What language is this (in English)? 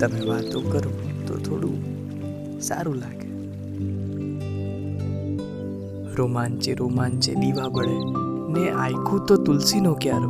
Gujarati